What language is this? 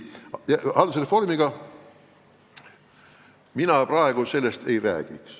Estonian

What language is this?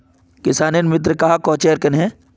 Magahi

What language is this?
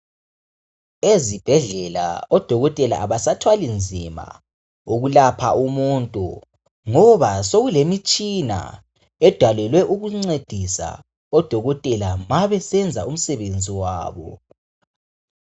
North Ndebele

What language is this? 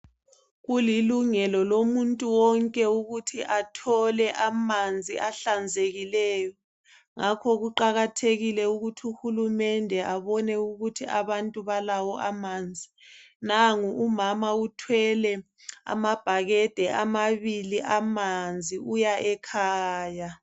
North Ndebele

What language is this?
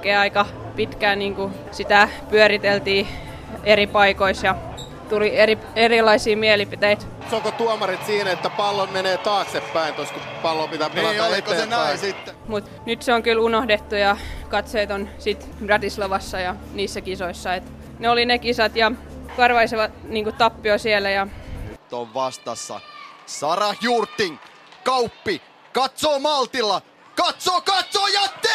Finnish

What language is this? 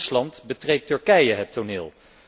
Dutch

